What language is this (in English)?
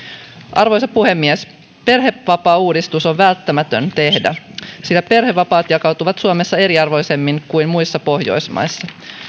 Finnish